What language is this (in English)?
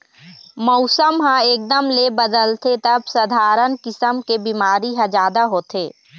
Chhattisgarhi